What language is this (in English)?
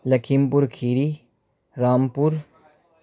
Urdu